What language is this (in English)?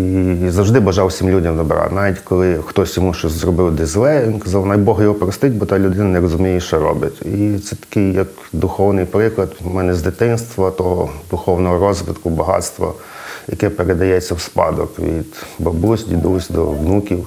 Ukrainian